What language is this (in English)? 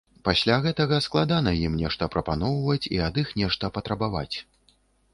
Belarusian